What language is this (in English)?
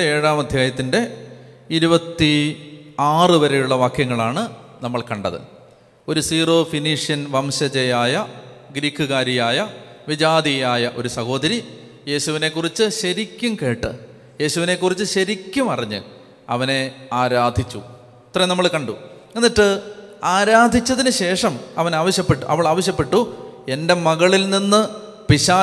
Malayalam